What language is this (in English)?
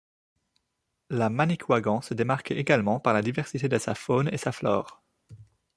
French